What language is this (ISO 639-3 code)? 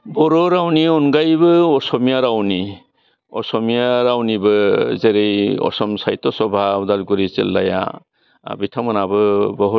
brx